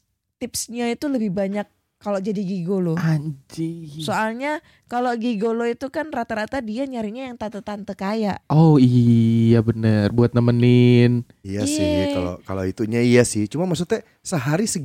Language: Indonesian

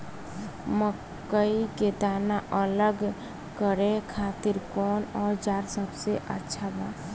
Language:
Bhojpuri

